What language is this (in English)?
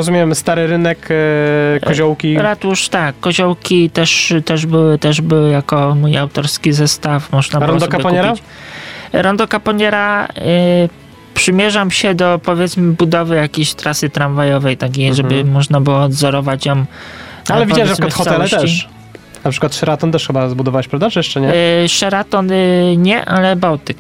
Polish